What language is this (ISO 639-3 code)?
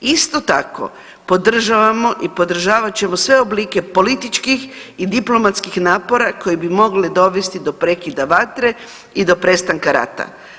hrv